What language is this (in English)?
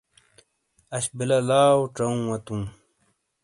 Shina